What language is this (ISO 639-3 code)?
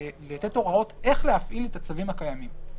heb